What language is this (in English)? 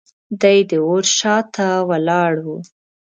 Pashto